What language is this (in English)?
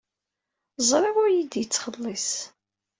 Kabyle